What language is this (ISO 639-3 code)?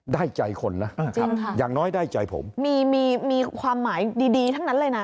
tha